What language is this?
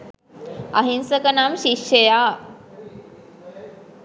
Sinhala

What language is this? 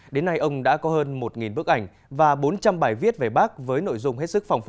Vietnamese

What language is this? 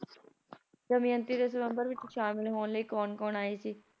Punjabi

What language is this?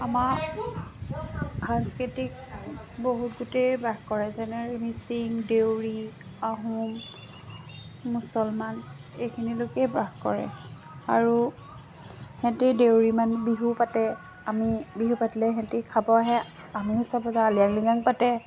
Assamese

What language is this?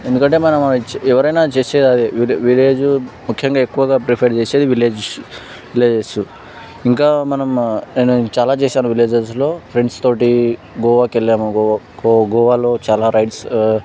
Telugu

